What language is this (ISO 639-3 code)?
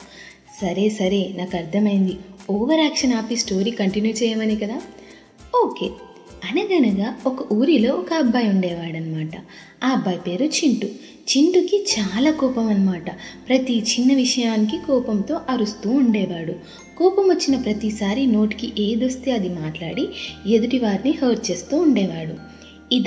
tel